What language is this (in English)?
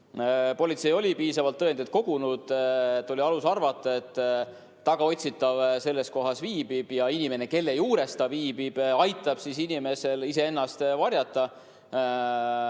Estonian